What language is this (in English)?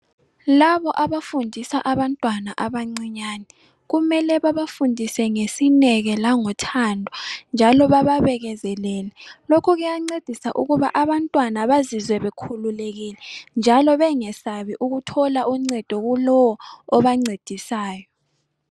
North Ndebele